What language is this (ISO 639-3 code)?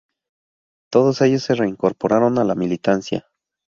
spa